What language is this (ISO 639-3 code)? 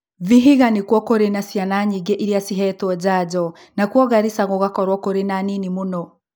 kik